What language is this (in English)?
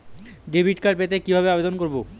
Bangla